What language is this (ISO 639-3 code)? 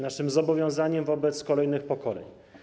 pol